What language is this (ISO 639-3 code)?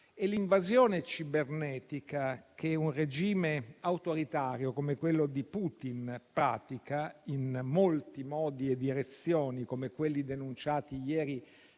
ita